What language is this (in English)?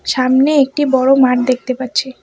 Bangla